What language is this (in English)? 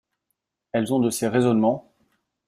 French